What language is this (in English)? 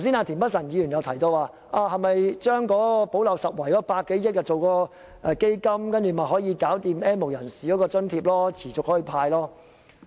Cantonese